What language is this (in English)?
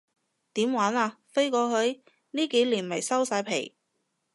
Cantonese